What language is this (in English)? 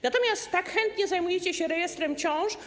Polish